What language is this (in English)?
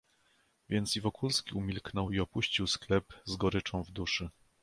Polish